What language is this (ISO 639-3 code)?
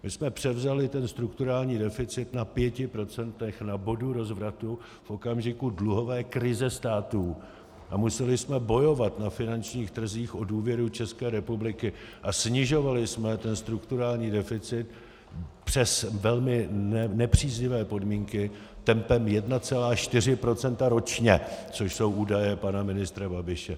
ces